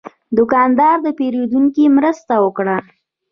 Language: Pashto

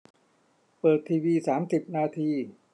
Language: Thai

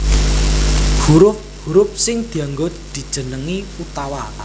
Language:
Javanese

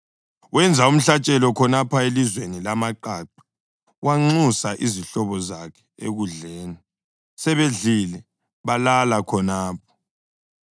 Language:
North Ndebele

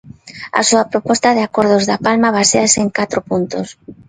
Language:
Galician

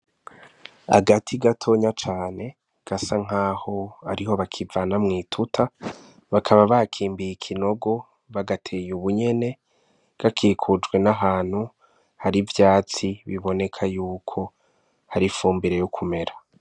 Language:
Rundi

